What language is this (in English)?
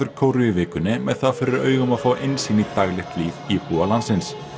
Icelandic